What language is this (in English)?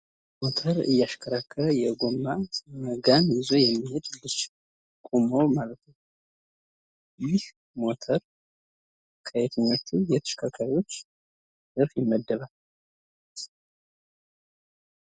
Amharic